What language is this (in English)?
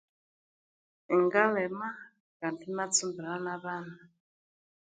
Konzo